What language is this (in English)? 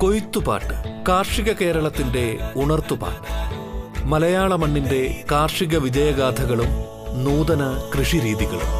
Malayalam